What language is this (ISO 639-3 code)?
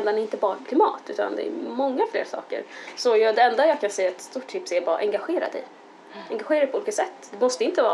swe